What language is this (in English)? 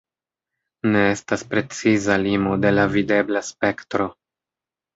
Esperanto